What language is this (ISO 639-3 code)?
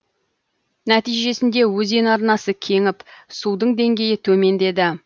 kaz